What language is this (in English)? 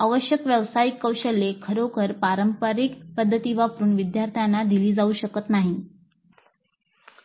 Marathi